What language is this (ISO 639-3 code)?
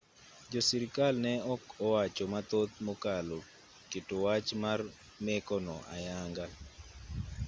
luo